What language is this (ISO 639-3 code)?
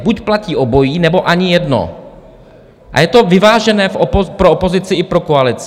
ces